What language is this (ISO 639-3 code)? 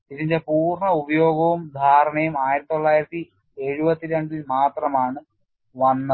mal